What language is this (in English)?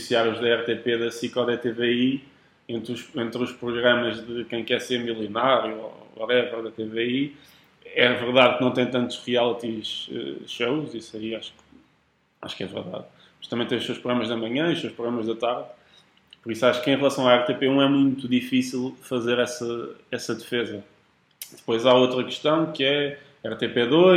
Portuguese